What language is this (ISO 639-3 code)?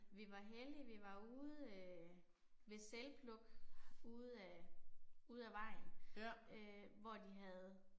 dan